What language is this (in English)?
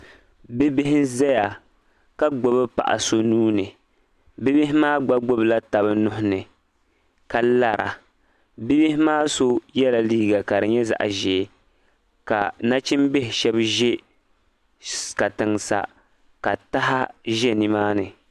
Dagbani